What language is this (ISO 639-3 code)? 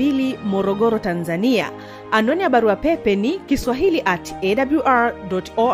swa